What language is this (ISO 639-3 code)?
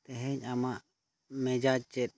sat